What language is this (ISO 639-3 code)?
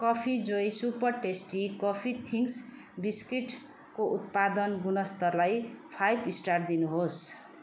nep